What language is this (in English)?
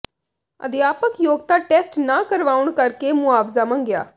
Punjabi